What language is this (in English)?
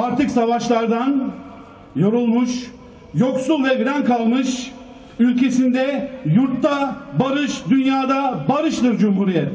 Turkish